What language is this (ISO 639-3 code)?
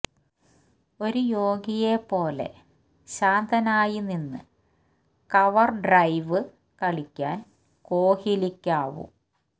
mal